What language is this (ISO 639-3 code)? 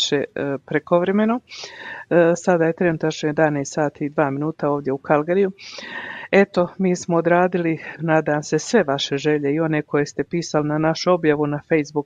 hrv